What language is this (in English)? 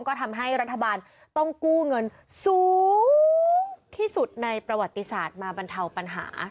Thai